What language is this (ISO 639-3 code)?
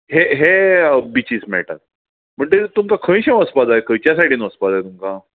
kok